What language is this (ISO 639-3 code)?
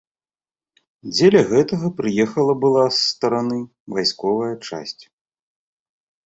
bel